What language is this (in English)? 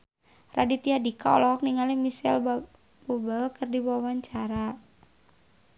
Sundanese